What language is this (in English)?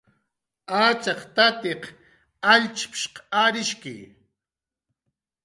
Jaqaru